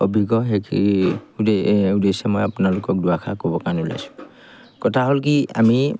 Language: Assamese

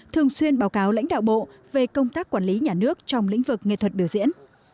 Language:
Vietnamese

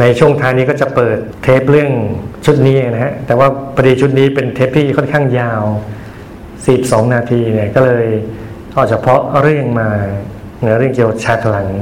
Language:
Thai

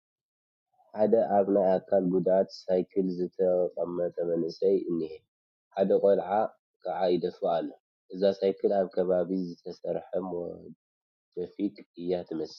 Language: Tigrinya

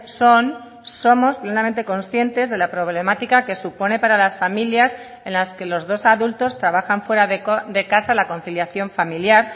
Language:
Spanish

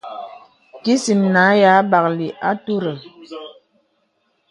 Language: Bebele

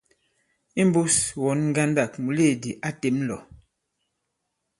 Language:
Bankon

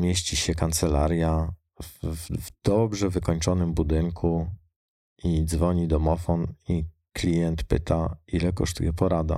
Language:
Polish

